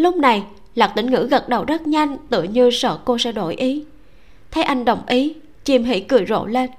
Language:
Vietnamese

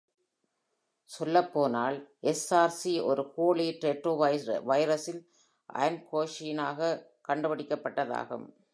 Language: Tamil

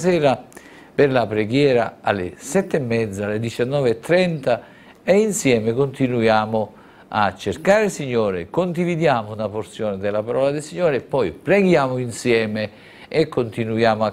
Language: Italian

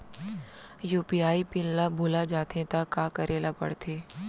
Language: Chhattisgarhi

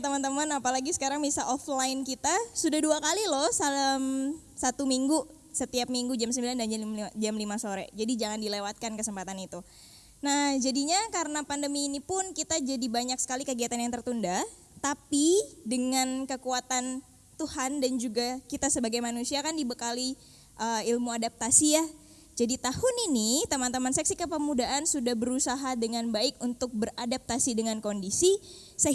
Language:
Indonesian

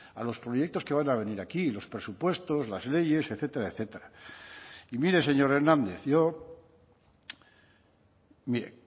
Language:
Spanish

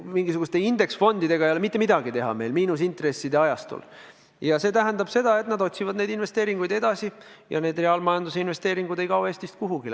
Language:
Estonian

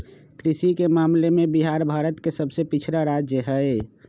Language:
Magahi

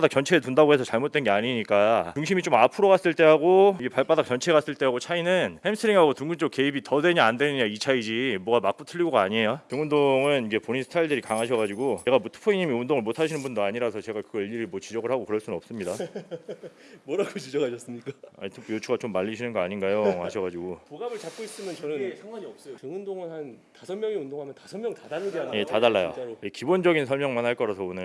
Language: Korean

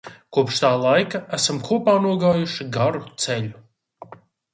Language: Latvian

